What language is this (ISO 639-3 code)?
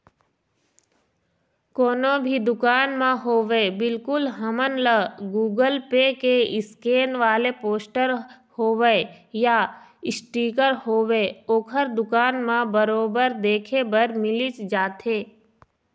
hne